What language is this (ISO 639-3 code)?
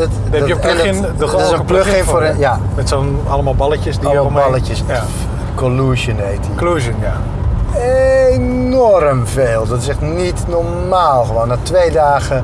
nld